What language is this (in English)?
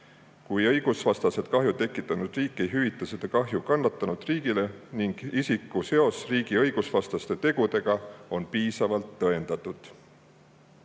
Estonian